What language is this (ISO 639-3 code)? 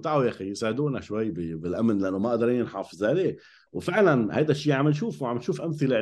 ara